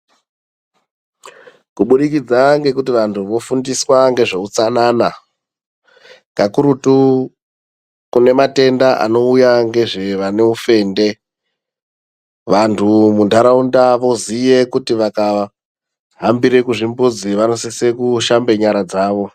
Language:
Ndau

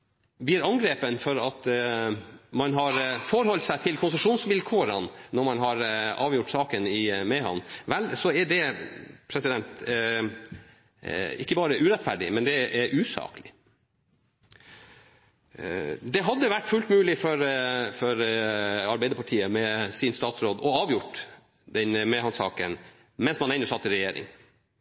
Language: Norwegian Nynorsk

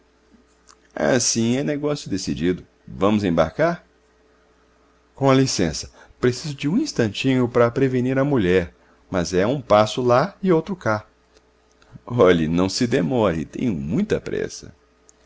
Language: Portuguese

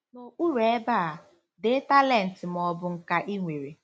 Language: Igbo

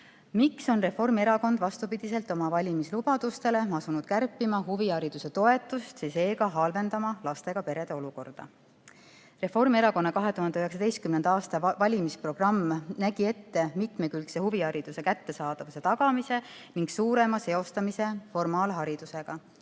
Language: Estonian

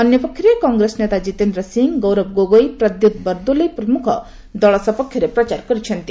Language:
Odia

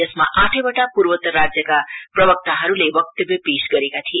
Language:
Nepali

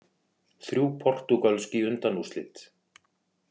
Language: Icelandic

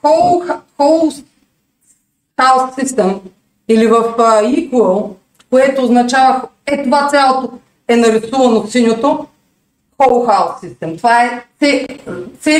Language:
Bulgarian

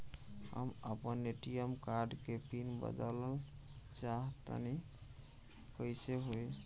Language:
Bhojpuri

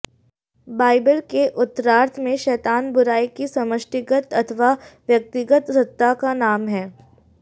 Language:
Hindi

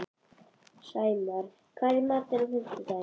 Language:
Icelandic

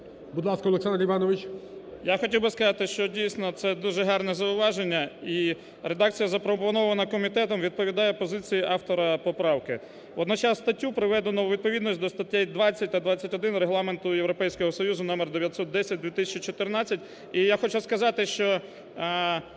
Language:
Ukrainian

